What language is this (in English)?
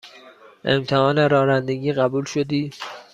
Persian